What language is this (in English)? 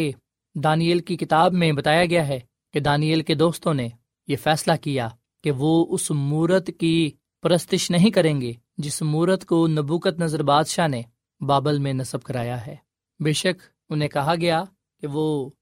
Urdu